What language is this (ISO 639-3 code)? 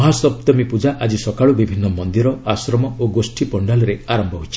ori